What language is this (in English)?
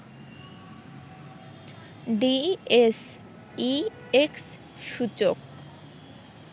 Bangla